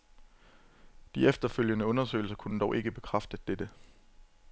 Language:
Danish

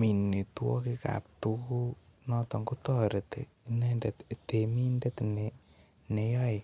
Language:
Kalenjin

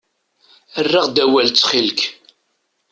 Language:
Kabyle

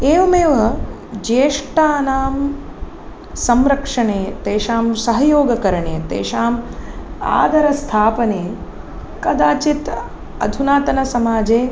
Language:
Sanskrit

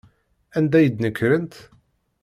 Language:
Kabyle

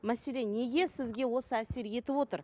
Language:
Kazakh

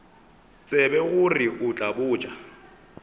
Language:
Northern Sotho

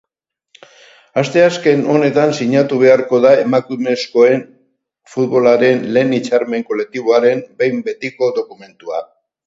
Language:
Basque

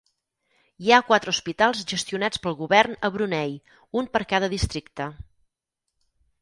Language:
Catalan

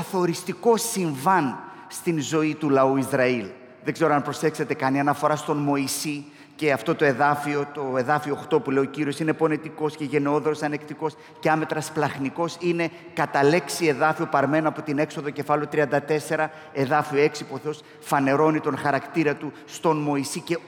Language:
Greek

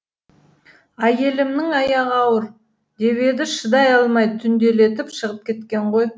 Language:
Kazakh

